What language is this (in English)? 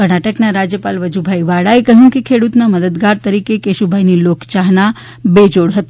Gujarati